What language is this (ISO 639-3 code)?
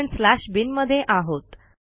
mar